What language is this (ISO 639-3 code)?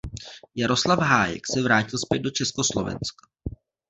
ces